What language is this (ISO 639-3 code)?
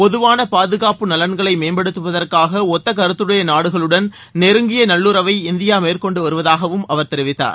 tam